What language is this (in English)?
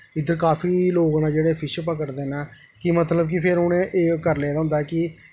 Dogri